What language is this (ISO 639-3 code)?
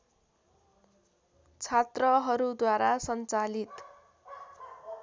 nep